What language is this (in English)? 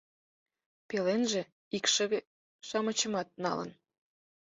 Mari